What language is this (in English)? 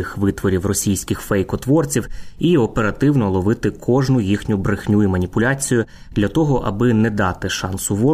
Ukrainian